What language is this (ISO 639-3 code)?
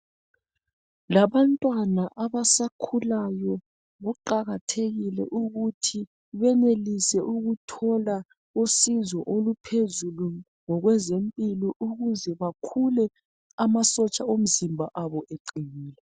nde